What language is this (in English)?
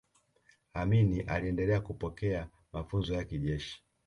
Swahili